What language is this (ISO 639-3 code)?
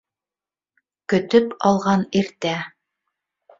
bak